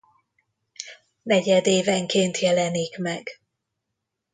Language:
Hungarian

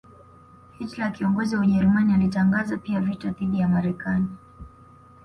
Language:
Swahili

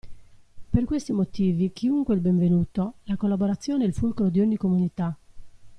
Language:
Italian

